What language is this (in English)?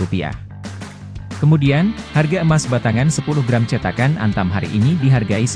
Indonesian